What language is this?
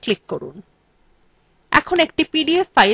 Bangla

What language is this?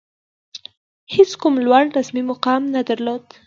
Pashto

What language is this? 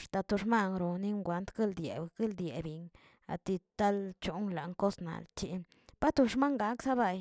Tilquiapan Zapotec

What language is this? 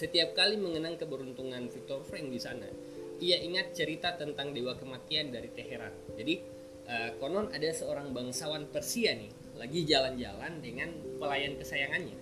Indonesian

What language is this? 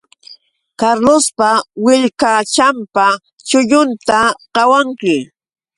Yauyos Quechua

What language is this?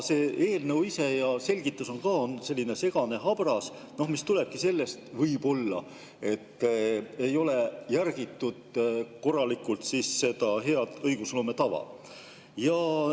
Estonian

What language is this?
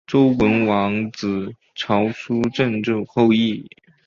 Chinese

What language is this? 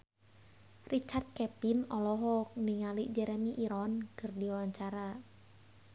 Sundanese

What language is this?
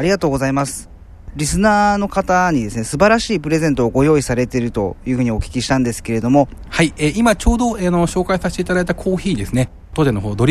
Japanese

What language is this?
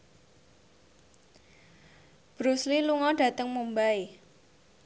Javanese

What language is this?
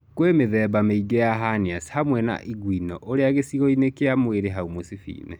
Kikuyu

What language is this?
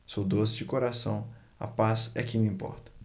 Portuguese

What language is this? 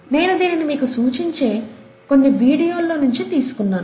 Telugu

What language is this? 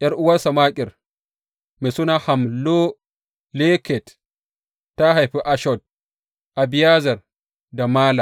Hausa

